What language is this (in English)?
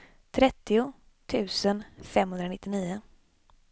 Swedish